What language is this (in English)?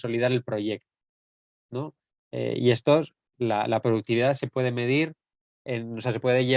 Spanish